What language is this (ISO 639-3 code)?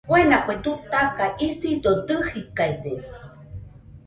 hux